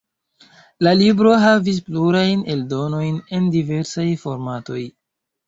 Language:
Esperanto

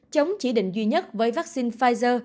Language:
Vietnamese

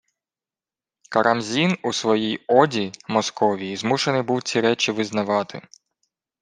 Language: Ukrainian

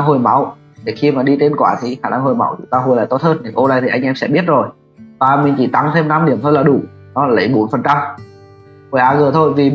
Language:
Vietnamese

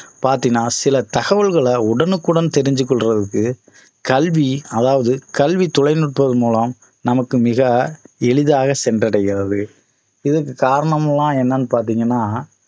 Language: Tamil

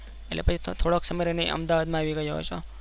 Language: Gujarati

